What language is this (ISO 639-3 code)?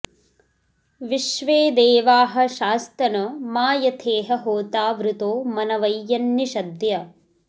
san